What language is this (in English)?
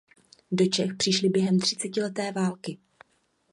Czech